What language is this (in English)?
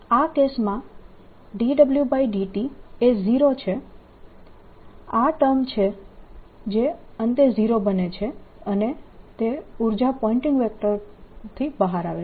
Gujarati